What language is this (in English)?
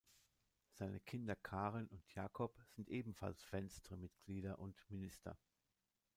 German